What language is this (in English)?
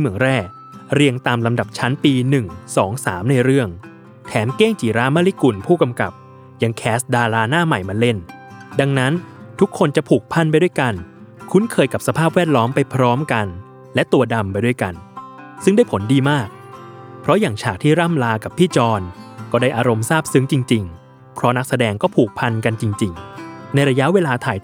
Thai